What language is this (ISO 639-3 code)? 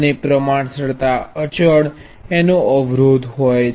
guj